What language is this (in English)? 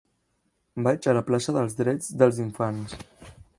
Catalan